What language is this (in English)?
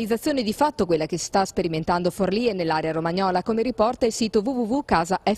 Italian